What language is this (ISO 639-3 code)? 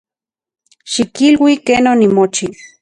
ncx